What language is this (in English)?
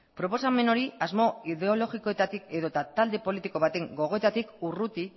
Basque